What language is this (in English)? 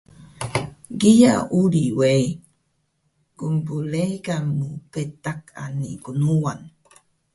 Taroko